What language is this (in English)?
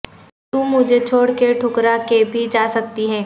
Urdu